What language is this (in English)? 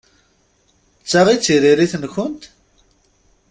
Kabyle